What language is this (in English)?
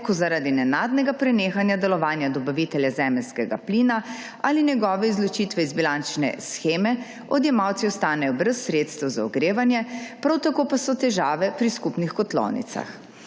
Slovenian